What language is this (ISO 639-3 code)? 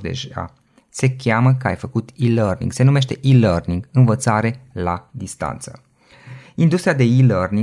ron